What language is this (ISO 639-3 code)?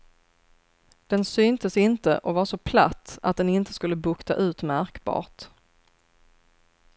swe